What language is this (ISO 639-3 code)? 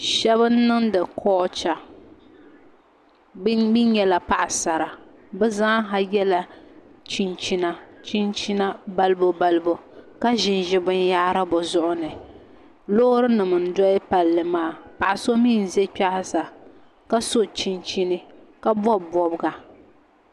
dag